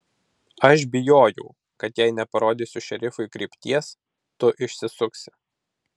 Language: Lithuanian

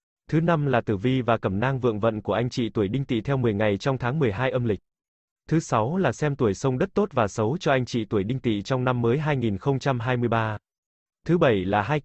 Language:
Vietnamese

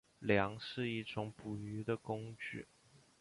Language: Chinese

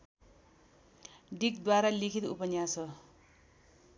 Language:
Nepali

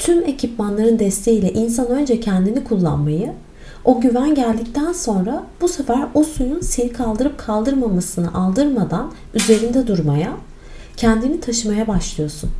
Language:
Turkish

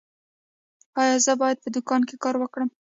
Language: Pashto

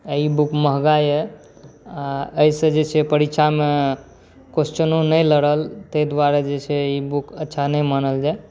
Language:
Maithili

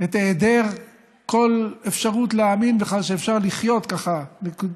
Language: Hebrew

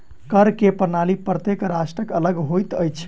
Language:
Maithili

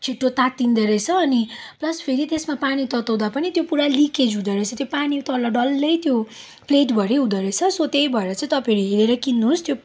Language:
Nepali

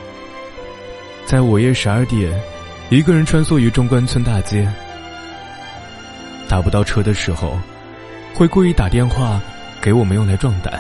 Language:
Chinese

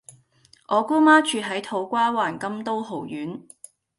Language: Cantonese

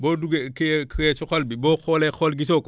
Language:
Wolof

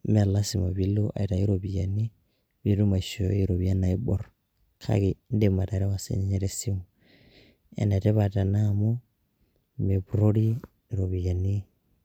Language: Masai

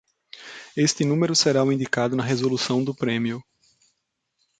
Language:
Portuguese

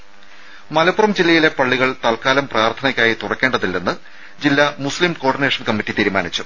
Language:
Malayalam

